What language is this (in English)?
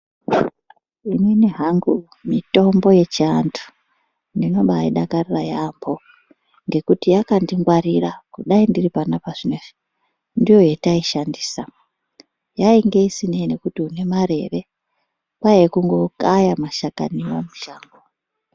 Ndau